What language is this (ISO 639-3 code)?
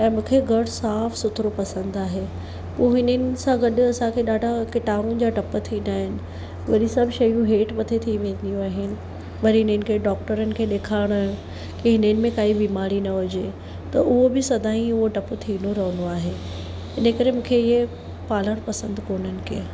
snd